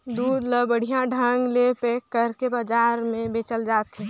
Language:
Chhattisgarhi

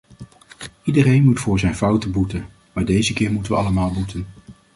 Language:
Dutch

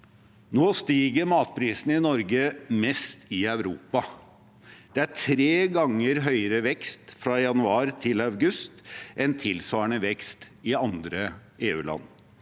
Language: Norwegian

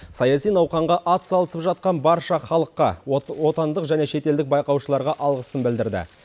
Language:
Kazakh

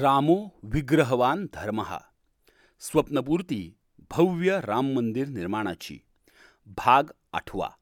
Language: Marathi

